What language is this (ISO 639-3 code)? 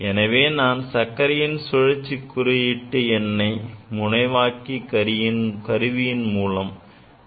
tam